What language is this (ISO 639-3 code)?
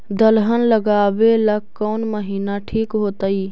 mag